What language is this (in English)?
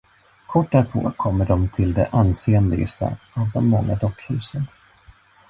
Swedish